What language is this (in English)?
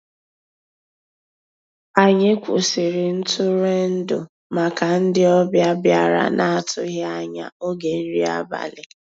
Igbo